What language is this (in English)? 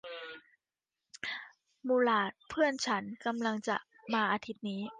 Thai